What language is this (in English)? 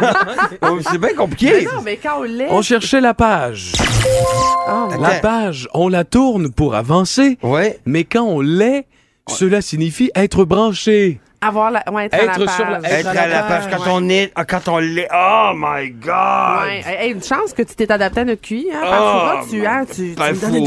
French